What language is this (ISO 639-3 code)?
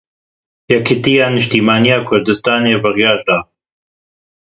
kur